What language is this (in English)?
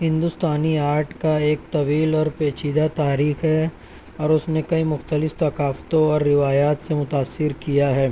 Urdu